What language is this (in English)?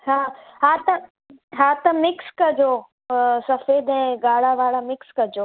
Sindhi